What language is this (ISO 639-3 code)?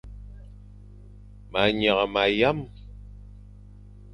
fan